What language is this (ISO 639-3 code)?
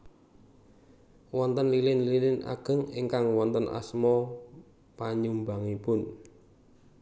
jav